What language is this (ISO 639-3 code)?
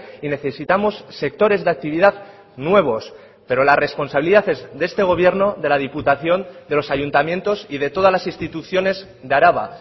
spa